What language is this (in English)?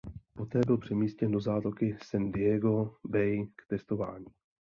Czech